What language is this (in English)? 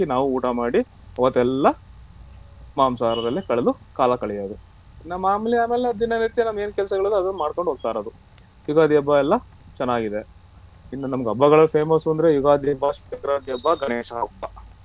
Kannada